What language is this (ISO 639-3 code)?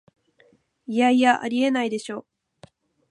jpn